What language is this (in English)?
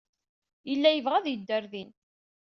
Kabyle